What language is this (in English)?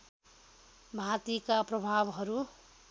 Nepali